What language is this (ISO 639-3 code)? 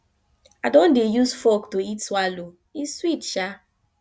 pcm